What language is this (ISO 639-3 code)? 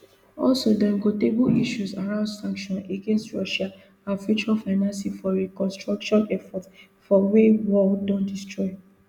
pcm